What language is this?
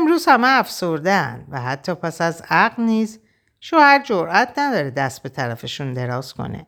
Persian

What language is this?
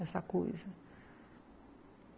Portuguese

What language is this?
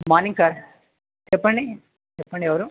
Telugu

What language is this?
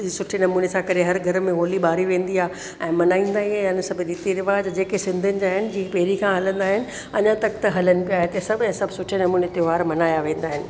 Sindhi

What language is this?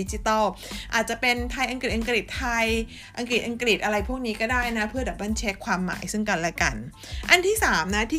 Thai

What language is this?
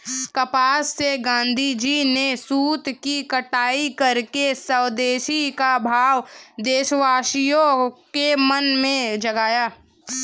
Hindi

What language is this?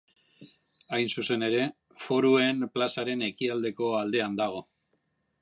Basque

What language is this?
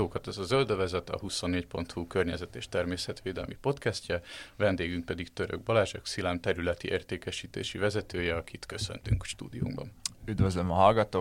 Hungarian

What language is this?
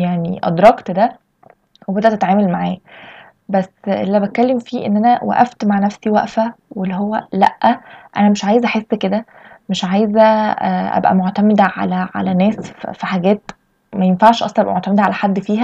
Arabic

